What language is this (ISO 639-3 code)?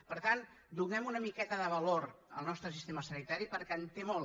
cat